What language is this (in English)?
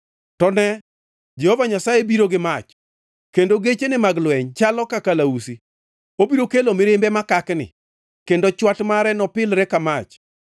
Luo (Kenya and Tanzania)